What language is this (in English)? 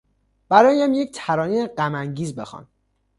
Persian